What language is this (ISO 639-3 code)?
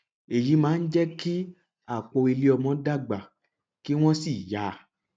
yor